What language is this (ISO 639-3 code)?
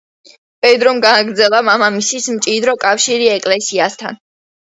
kat